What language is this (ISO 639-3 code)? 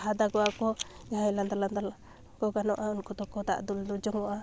sat